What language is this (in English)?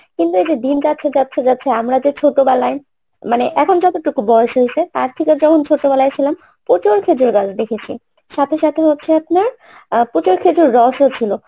Bangla